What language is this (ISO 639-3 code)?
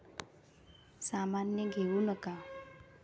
mar